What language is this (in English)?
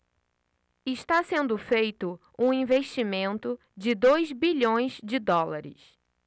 Portuguese